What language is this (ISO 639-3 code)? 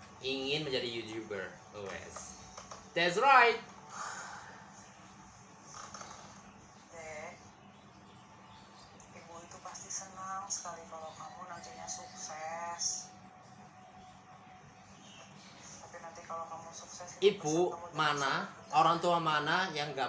ind